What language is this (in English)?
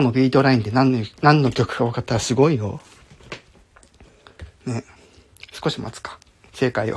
Japanese